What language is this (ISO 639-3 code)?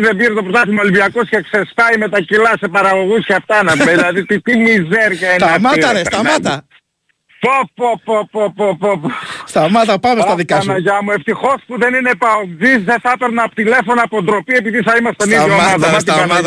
ell